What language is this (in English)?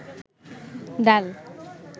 Bangla